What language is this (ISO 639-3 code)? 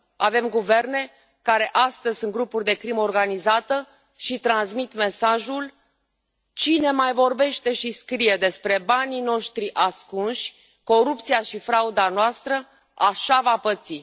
ron